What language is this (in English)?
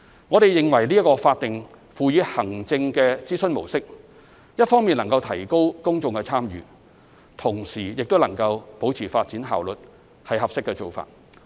Cantonese